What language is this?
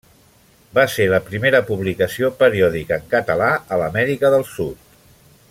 Catalan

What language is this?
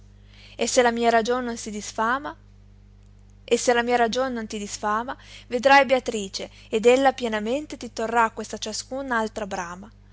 Italian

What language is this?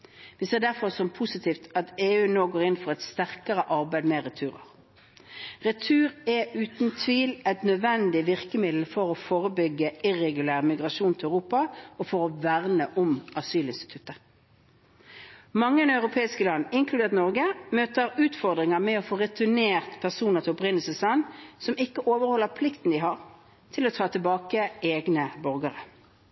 Norwegian Bokmål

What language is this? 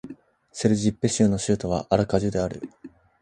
Japanese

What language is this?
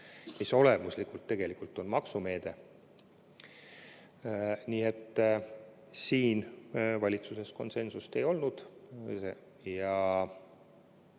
Estonian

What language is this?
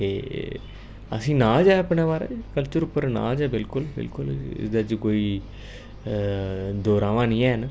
Dogri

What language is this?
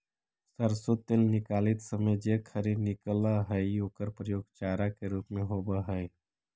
Magahi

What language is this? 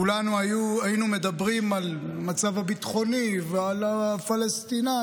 Hebrew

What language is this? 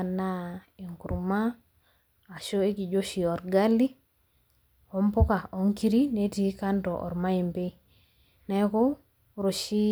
Masai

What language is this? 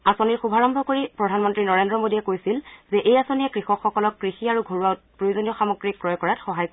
Assamese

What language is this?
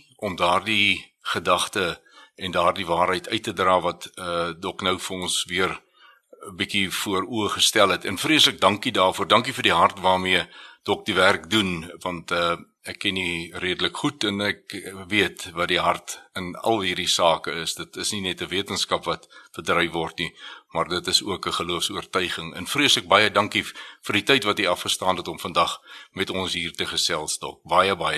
Swedish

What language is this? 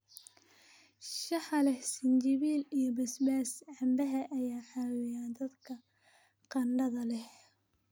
Somali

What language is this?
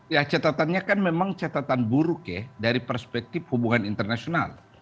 Indonesian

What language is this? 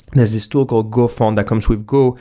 English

